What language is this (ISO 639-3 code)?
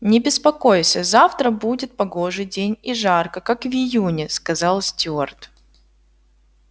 rus